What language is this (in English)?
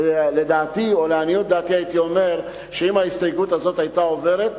Hebrew